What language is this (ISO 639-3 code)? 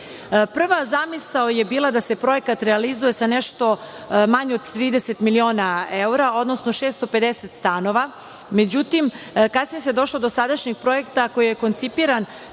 srp